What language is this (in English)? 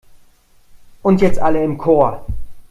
German